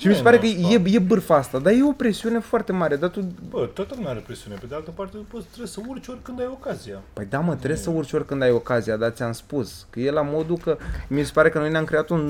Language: Romanian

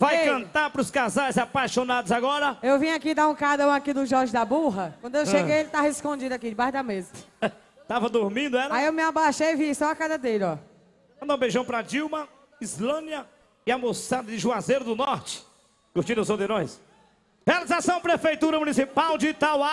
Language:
Portuguese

